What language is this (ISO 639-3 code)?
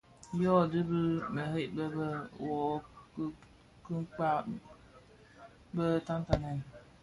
ksf